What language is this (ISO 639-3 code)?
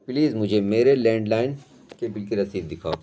urd